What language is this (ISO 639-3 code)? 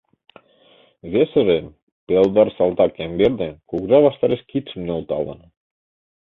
chm